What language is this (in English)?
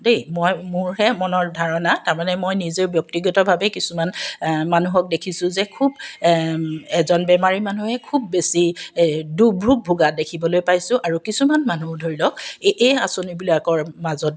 Assamese